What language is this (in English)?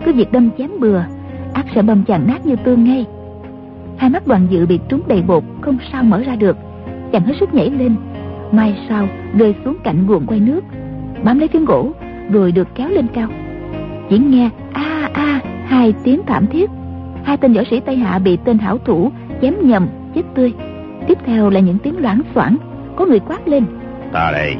Vietnamese